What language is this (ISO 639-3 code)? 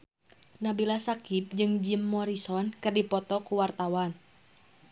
sun